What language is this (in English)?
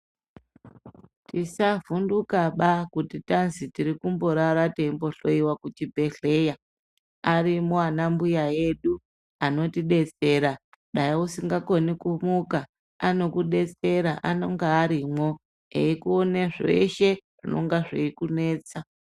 Ndau